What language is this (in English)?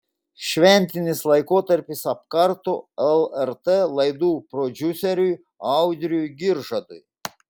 Lithuanian